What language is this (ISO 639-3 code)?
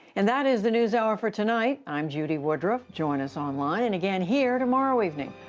eng